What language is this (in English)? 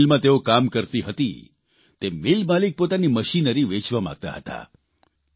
Gujarati